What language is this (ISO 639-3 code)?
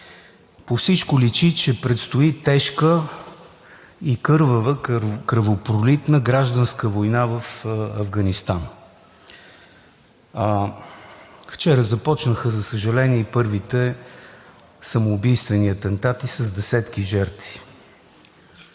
bul